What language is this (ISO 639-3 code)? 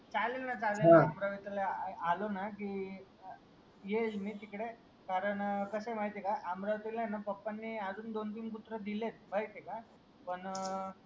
mar